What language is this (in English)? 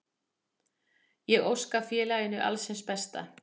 Icelandic